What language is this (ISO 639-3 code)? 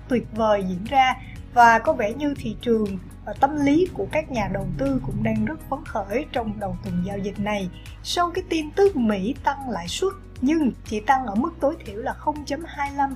vie